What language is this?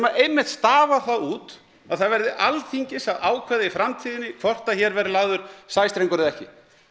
Icelandic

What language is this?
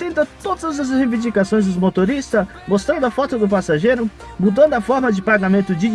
Portuguese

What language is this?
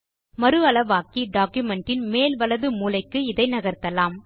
Tamil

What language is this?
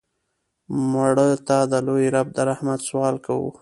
Pashto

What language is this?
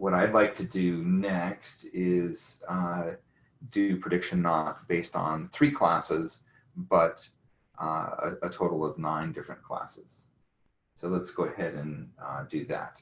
English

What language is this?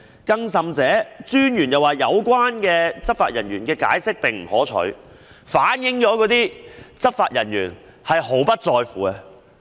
Cantonese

